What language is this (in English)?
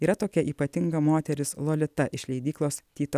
Lithuanian